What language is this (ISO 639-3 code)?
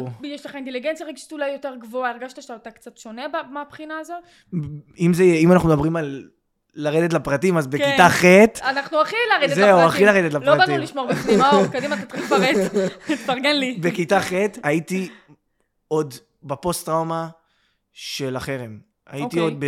heb